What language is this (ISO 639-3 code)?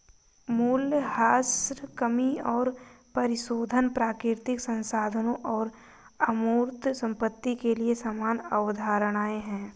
hin